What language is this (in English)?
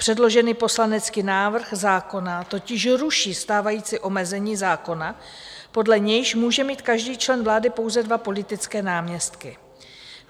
Czech